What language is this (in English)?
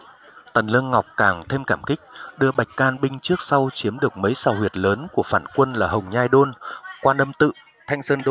Vietnamese